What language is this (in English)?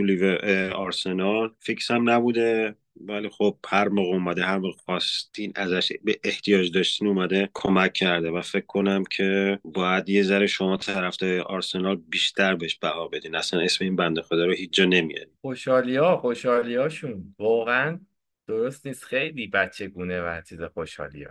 Persian